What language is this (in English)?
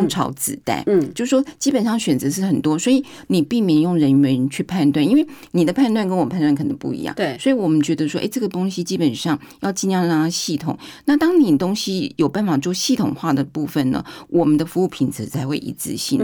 Chinese